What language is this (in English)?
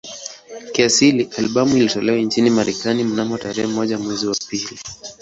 Swahili